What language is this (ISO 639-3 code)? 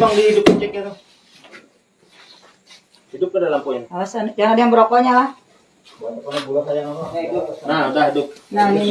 ind